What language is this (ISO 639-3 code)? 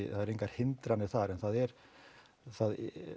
isl